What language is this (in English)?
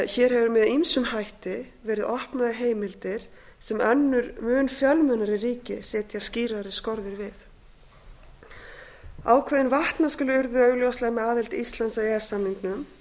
Icelandic